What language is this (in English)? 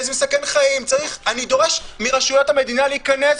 Hebrew